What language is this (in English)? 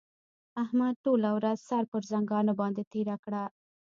Pashto